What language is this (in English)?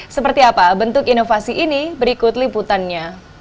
Indonesian